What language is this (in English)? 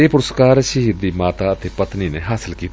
Punjabi